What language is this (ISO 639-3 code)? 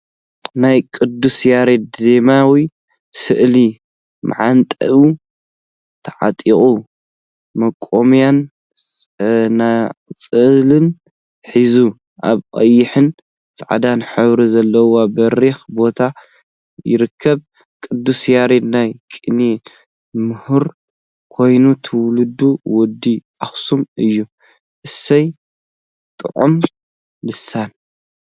tir